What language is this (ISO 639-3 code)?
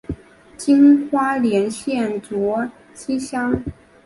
zho